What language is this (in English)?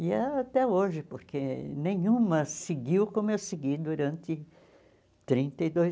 Portuguese